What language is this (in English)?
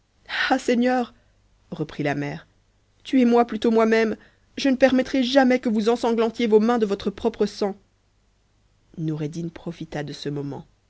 French